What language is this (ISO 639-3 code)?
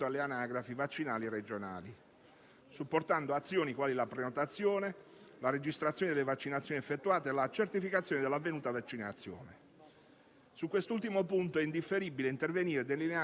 ita